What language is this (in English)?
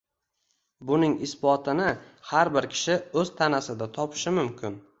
Uzbek